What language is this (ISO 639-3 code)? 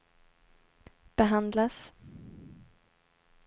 swe